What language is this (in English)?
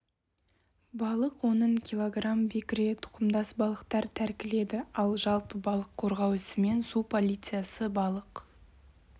Kazakh